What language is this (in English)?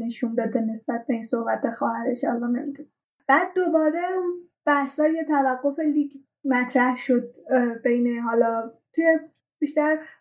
Persian